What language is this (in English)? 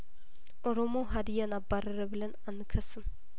Amharic